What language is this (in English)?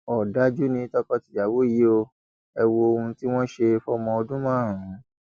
Yoruba